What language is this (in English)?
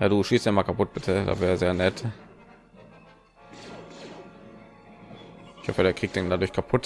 German